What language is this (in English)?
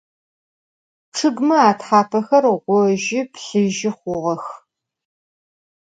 Adyghe